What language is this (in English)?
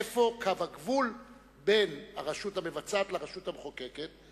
Hebrew